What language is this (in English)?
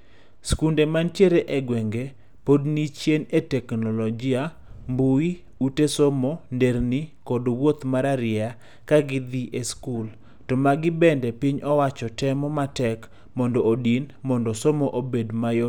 Luo (Kenya and Tanzania)